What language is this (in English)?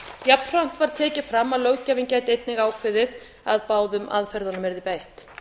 Icelandic